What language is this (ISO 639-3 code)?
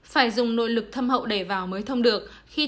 vie